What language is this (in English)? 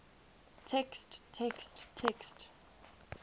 English